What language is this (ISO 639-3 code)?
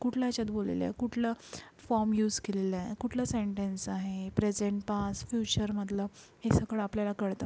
mar